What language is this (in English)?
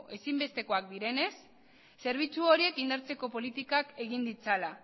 Basque